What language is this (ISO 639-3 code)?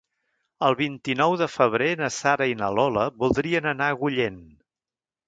cat